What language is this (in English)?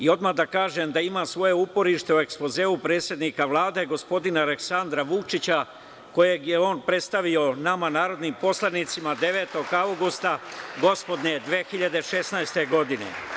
Serbian